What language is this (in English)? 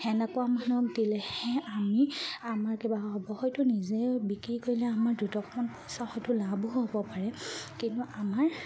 Assamese